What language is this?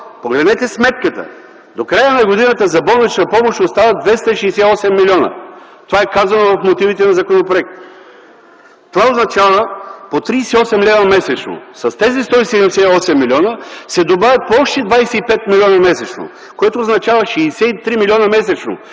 Bulgarian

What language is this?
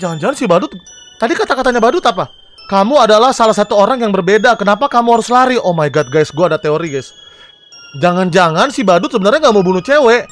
Indonesian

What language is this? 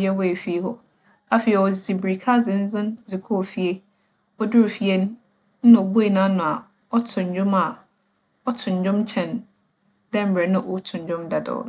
Akan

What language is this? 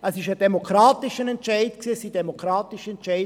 Swiss German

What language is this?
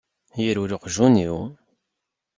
Kabyle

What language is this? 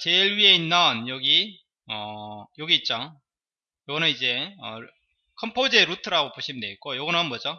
Korean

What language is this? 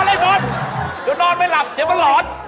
Thai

